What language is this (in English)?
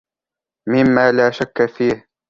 Arabic